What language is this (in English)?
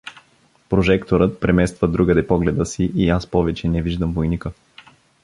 Bulgarian